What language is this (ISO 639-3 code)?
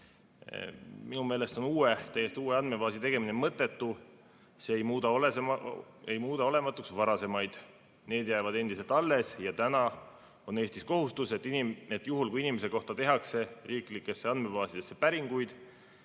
est